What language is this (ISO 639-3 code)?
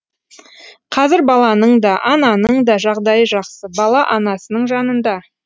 kaz